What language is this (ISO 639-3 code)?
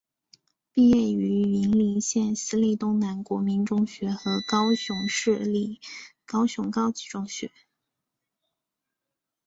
zho